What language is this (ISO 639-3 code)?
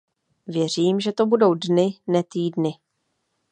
ces